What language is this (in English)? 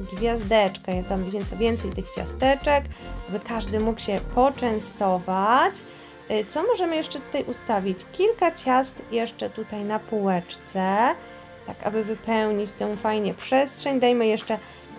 Polish